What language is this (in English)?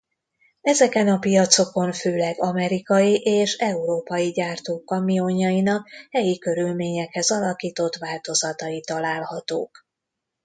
Hungarian